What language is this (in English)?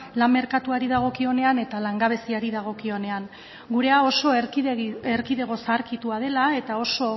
Basque